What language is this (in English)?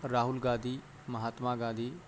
Urdu